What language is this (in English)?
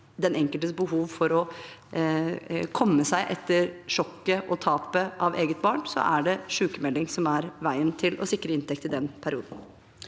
Norwegian